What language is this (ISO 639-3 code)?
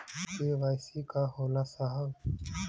bho